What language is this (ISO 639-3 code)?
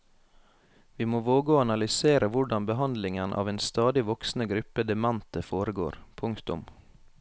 nor